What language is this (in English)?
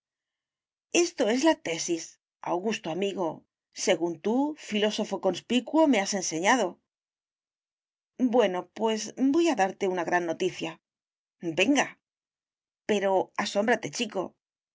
Spanish